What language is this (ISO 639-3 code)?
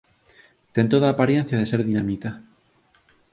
glg